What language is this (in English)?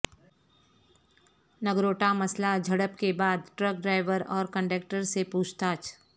Urdu